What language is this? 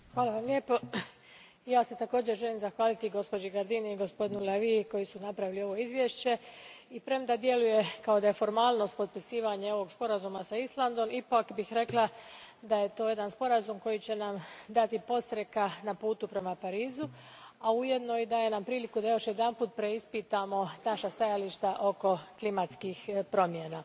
Croatian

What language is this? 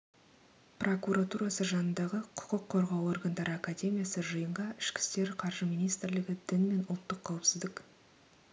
Kazakh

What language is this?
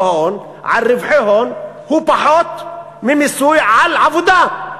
Hebrew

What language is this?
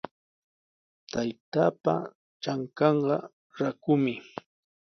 Sihuas Ancash Quechua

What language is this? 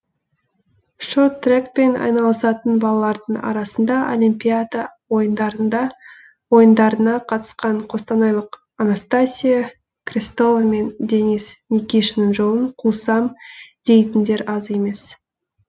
Kazakh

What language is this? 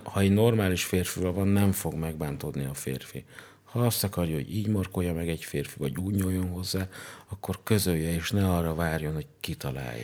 Hungarian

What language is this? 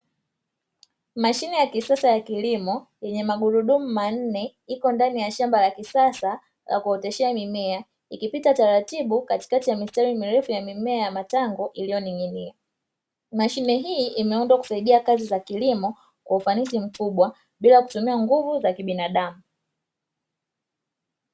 Swahili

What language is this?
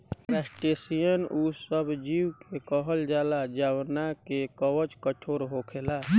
Bhojpuri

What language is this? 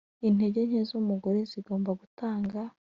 Kinyarwanda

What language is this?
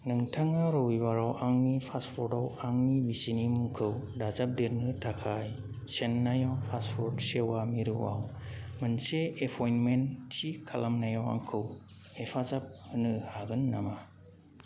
Bodo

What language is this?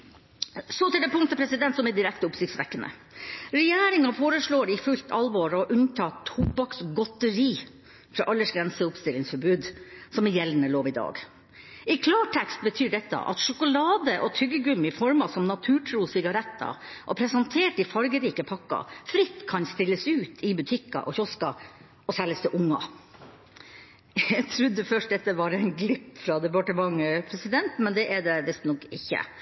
Norwegian Bokmål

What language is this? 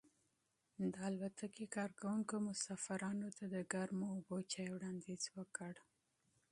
Pashto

